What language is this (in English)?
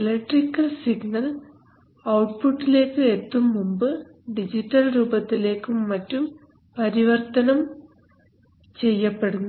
Malayalam